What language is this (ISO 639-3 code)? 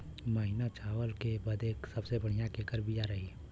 bho